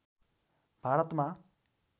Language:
Nepali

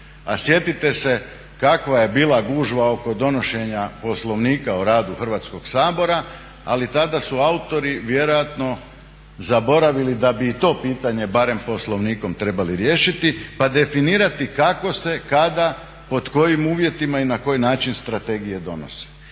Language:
Croatian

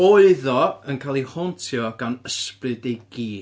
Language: Welsh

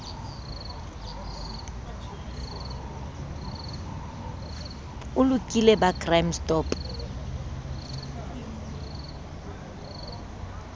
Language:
Southern Sotho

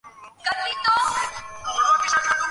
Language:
Bangla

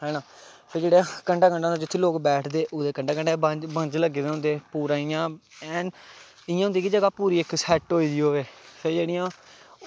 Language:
Dogri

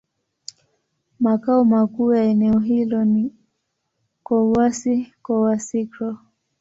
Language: Swahili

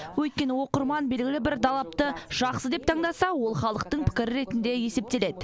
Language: Kazakh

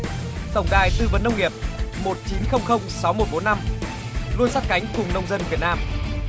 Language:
Vietnamese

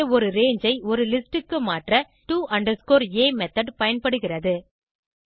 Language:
Tamil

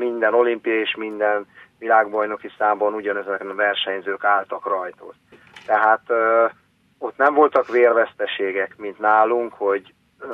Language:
Hungarian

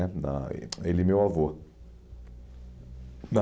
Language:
Portuguese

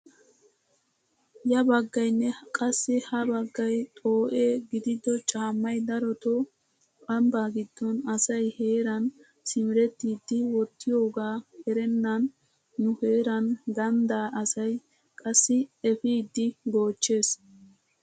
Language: Wolaytta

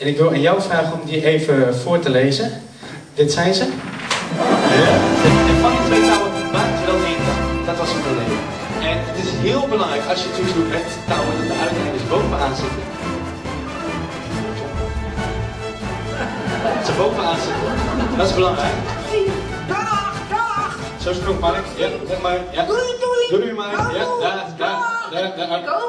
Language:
Dutch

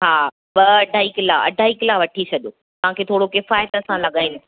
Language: Sindhi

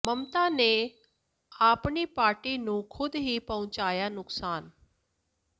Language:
Punjabi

